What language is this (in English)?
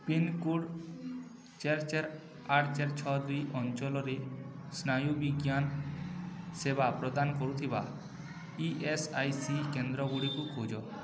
Odia